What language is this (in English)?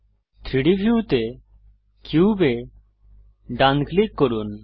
Bangla